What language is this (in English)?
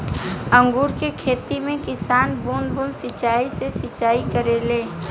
Bhojpuri